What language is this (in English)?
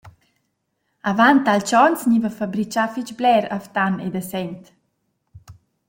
Romansh